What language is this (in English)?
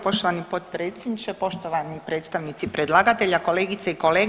Croatian